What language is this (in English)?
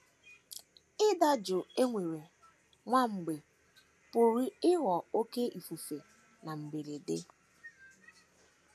Igbo